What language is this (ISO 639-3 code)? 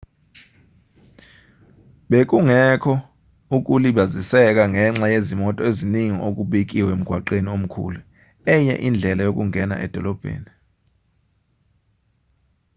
zul